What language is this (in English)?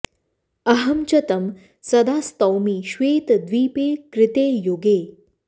Sanskrit